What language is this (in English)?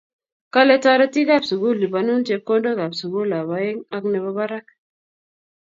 Kalenjin